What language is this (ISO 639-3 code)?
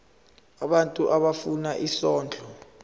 zul